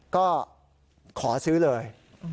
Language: Thai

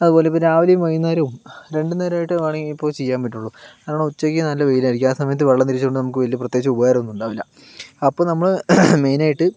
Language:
Malayalam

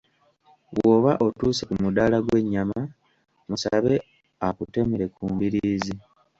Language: Ganda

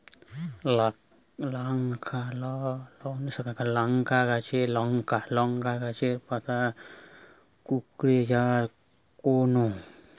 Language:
Bangla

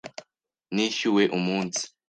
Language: Kinyarwanda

